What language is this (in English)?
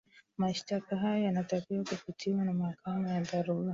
Swahili